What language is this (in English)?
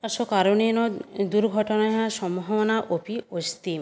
Sanskrit